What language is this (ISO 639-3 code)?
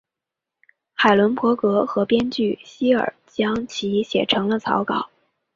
zho